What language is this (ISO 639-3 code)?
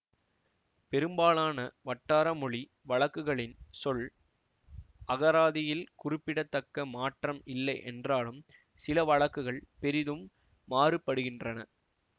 tam